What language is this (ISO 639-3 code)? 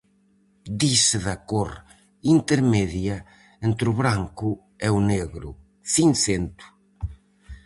glg